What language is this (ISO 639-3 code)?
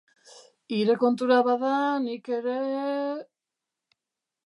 eus